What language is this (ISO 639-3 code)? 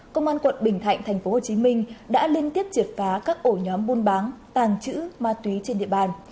vie